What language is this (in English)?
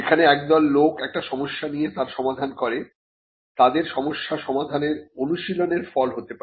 Bangla